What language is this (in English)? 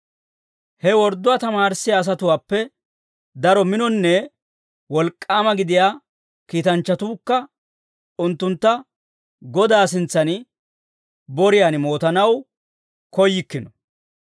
Dawro